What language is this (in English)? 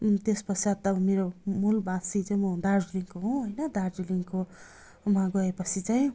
Nepali